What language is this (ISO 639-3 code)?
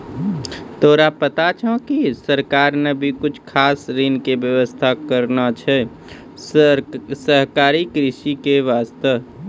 mai